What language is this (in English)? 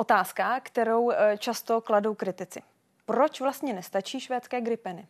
Czech